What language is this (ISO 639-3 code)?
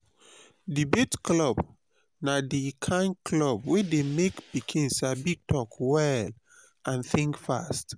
pcm